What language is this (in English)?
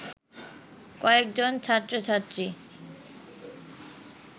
Bangla